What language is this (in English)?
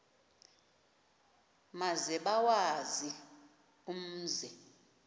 Xhosa